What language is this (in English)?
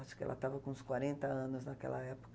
Portuguese